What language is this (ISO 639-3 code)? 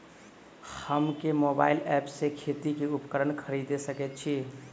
mai